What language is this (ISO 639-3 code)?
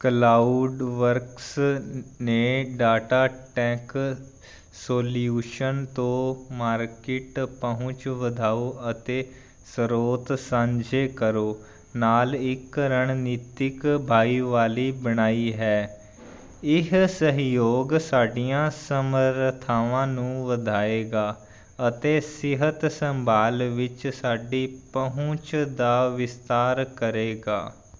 pan